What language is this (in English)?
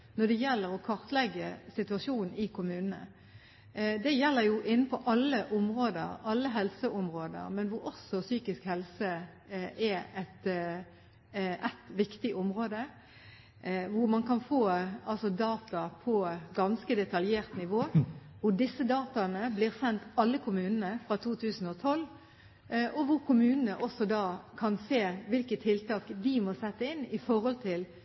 Norwegian Bokmål